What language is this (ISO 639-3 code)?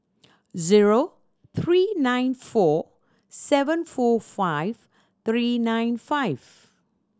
eng